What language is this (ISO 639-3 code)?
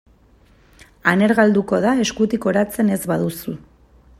eus